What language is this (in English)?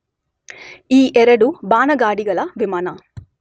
Kannada